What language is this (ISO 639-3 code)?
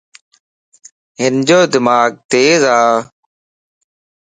lss